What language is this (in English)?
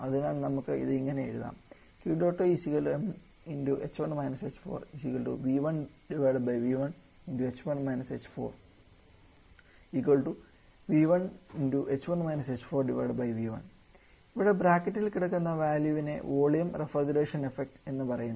Malayalam